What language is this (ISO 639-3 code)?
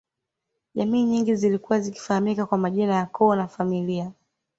swa